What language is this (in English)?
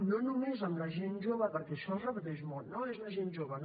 Catalan